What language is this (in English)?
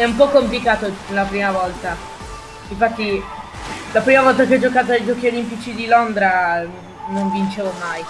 Italian